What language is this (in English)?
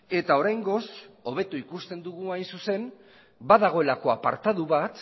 Basque